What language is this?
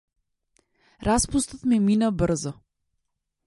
Macedonian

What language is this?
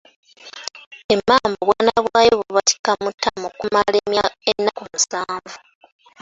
Ganda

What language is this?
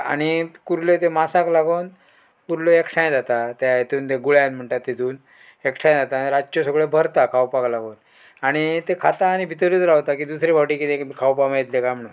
Konkani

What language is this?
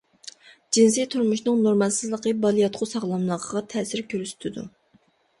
Uyghur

